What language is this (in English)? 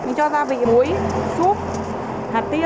Vietnamese